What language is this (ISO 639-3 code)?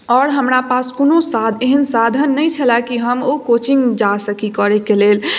mai